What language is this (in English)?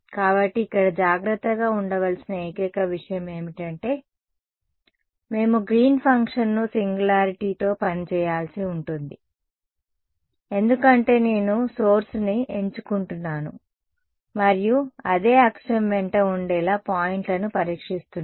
Telugu